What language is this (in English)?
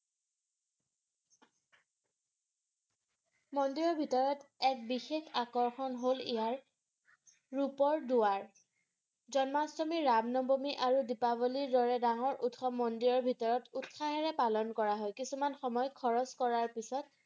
Assamese